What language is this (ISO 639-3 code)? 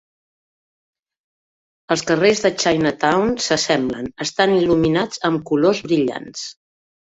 cat